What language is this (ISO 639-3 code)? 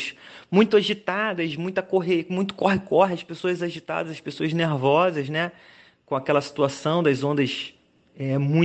por